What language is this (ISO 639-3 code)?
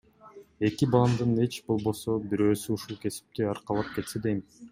kir